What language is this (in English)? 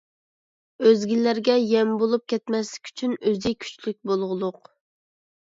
Uyghur